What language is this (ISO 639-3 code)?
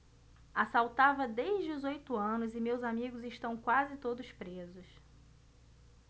por